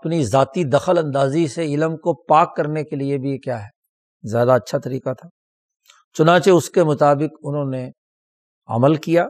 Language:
Urdu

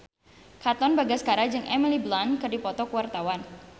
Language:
Sundanese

